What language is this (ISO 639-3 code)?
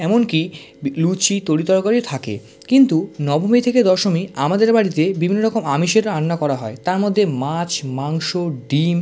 ben